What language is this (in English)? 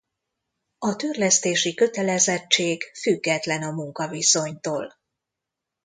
Hungarian